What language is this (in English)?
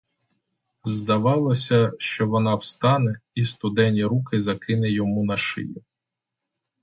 Ukrainian